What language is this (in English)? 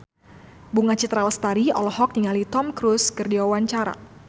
Sundanese